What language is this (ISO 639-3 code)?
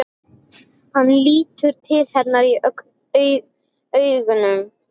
isl